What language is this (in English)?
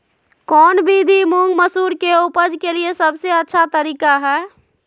Magahi